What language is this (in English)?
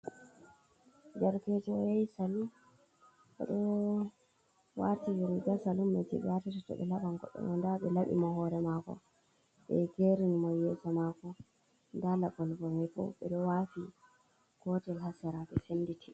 Fula